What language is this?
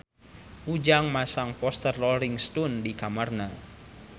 Sundanese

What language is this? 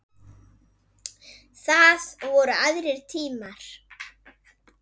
Icelandic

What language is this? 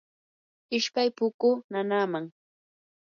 Yanahuanca Pasco Quechua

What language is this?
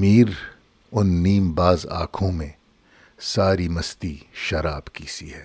Urdu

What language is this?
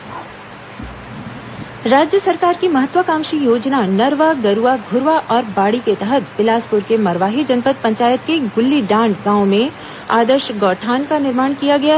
Hindi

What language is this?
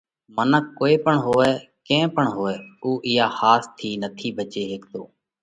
Parkari Koli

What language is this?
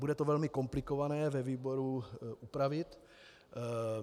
Czech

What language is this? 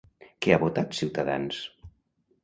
Catalan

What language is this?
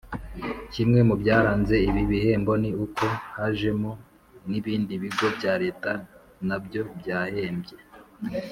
Kinyarwanda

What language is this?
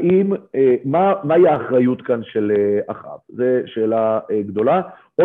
Hebrew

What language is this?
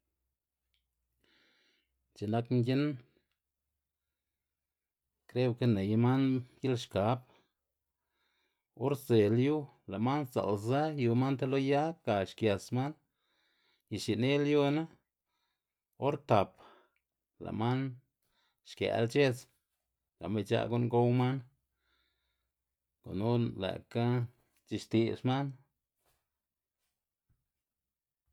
Xanaguía Zapotec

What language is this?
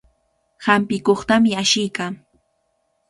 Cajatambo North Lima Quechua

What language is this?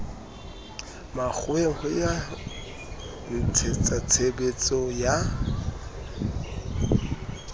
Southern Sotho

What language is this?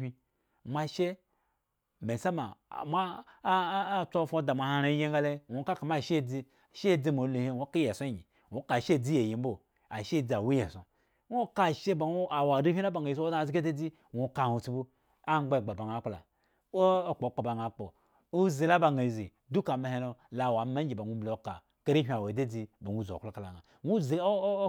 Eggon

